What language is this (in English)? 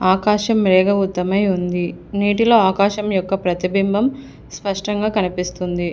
Telugu